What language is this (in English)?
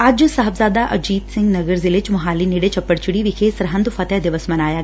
Punjabi